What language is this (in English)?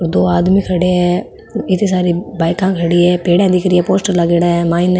Marwari